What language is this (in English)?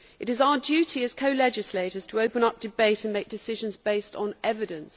English